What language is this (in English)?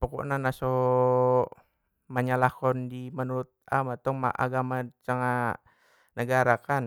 Batak Mandailing